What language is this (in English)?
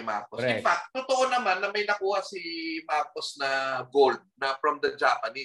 Filipino